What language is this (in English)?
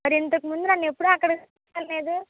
Telugu